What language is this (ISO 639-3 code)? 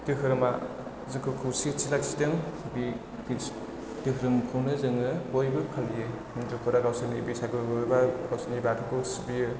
brx